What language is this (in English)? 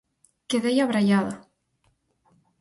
Galician